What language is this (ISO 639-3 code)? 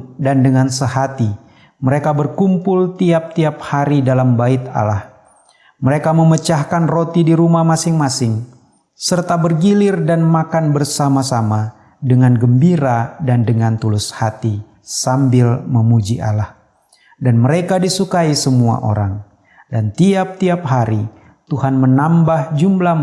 ind